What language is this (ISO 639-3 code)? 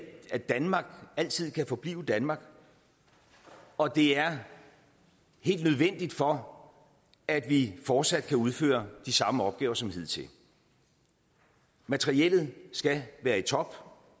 dan